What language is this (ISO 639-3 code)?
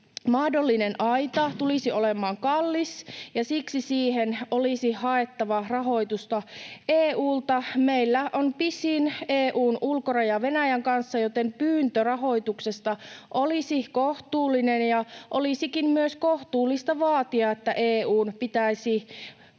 fin